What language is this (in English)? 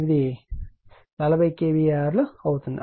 Telugu